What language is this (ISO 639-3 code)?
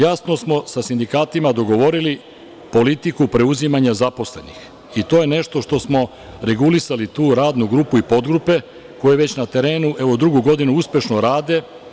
srp